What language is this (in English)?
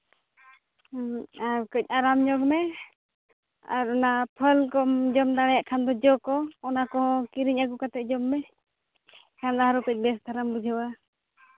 Santali